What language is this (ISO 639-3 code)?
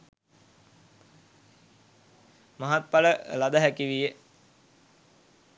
sin